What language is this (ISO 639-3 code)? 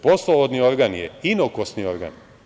srp